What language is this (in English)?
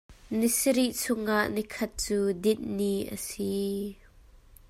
Hakha Chin